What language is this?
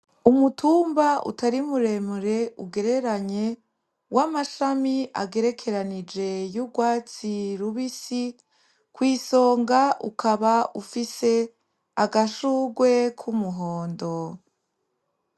Rundi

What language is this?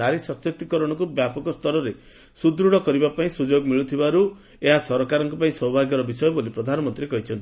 Odia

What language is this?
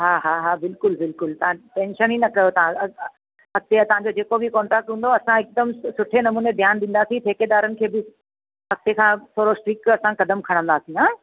Sindhi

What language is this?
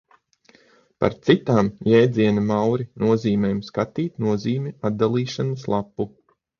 Latvian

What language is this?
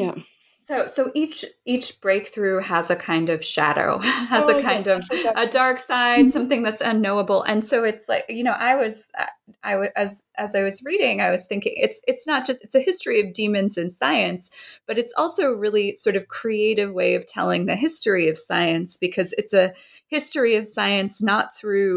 English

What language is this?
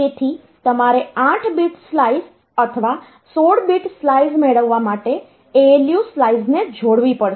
Gujarati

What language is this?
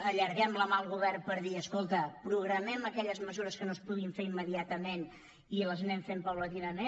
Catalan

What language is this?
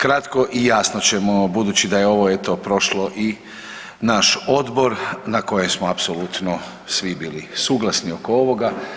Croatian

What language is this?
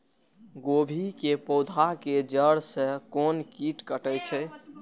Maithili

